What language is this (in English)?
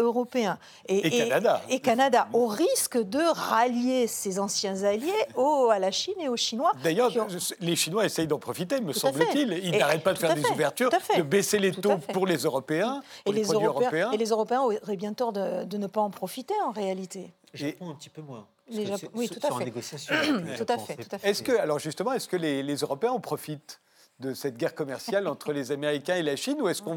French